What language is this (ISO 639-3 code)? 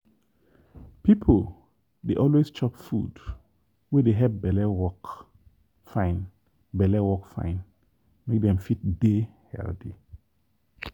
pcm